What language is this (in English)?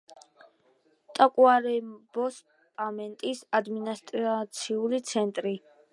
Georgian